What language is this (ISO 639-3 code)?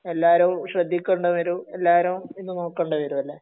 mal